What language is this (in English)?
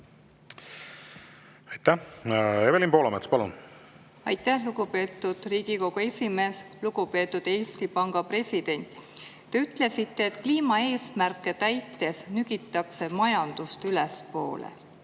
Estonian